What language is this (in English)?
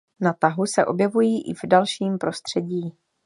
Czech